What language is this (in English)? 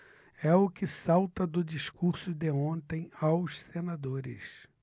Portuguese